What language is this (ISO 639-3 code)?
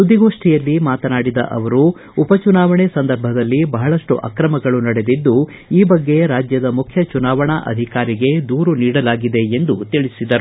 kan